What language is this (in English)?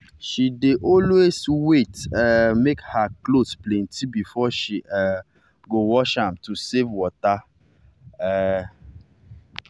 Nigerian Pidgin